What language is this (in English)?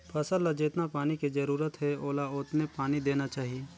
Chhattisgarhi